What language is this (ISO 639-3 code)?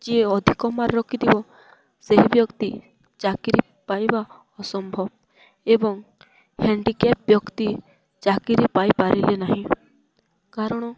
ori